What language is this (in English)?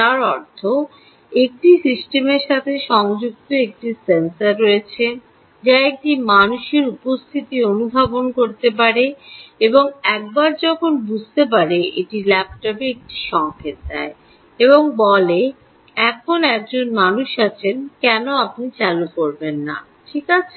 Bangla